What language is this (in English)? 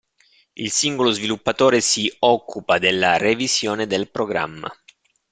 Italian